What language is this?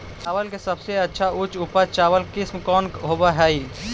Magahi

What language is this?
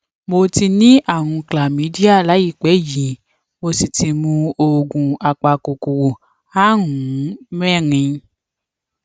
Yoruba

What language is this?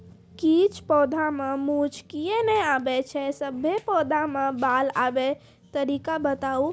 Maithili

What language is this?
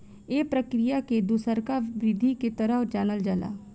Bhojpuri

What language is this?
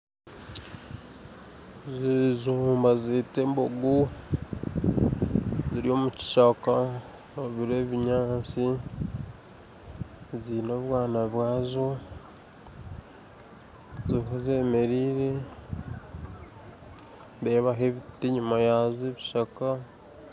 Nyankole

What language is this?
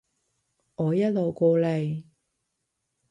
Cantonese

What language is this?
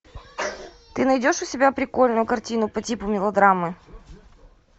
Russian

